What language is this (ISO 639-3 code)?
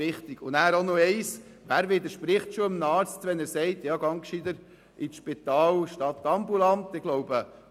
gsw